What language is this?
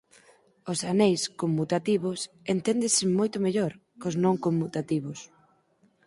Galician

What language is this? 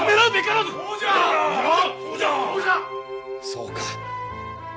Japanese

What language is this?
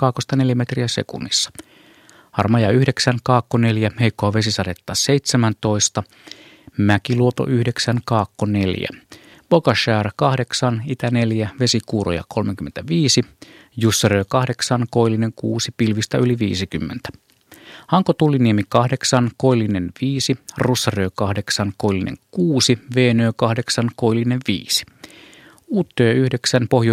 Finnish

